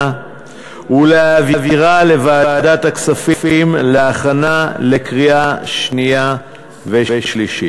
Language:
Hebrew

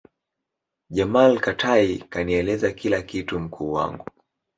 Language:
Swahili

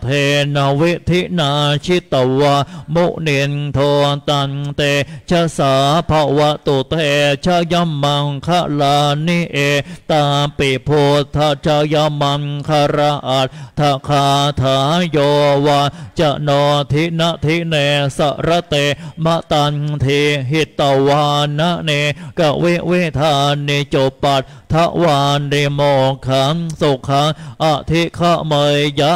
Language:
Thai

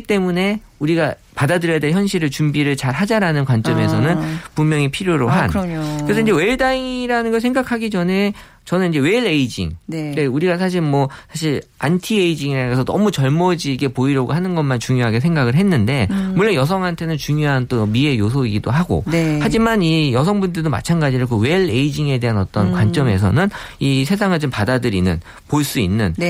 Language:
Korean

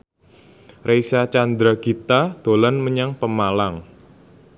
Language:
Javanese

